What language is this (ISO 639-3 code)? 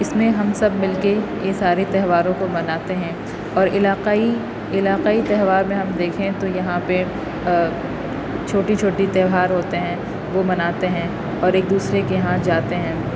urd